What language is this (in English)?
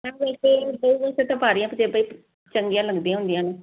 Punjabi